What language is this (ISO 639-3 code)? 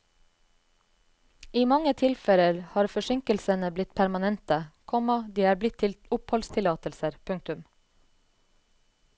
nor